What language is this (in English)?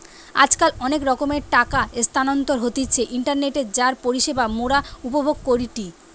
Bangla